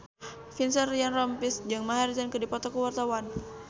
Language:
Sundanese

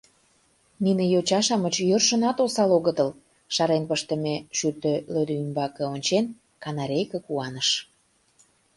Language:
Mari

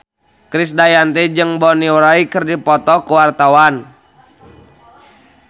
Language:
Sundanese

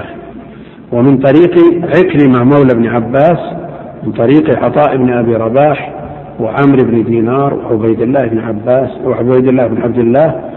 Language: Arabic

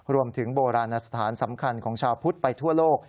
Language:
Thai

